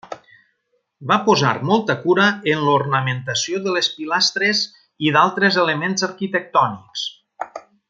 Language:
Catalan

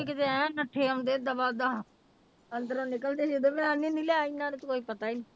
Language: Punjabi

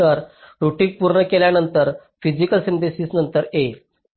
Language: Marathi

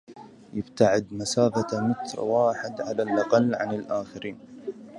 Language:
Arabic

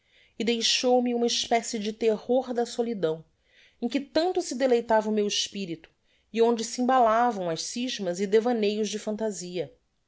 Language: Portuguese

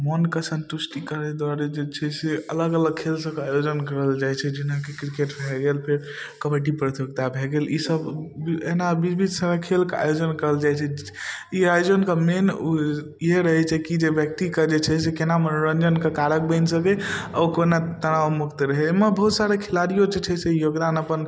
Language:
Maithili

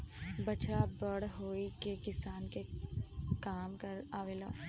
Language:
Bhojpuri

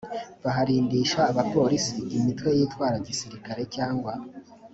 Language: Kinyarwanda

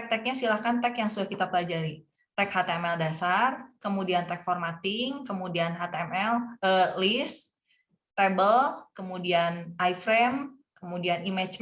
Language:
Indonesian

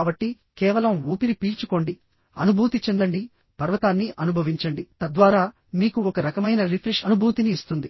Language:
Telugu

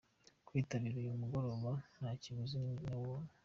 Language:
Kinyarwanda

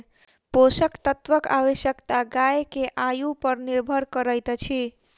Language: Maithili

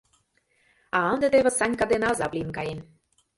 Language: Mari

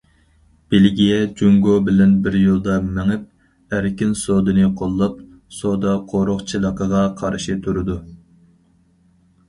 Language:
Uyghur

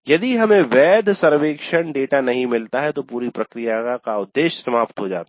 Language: Hindi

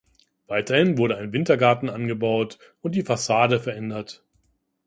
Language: German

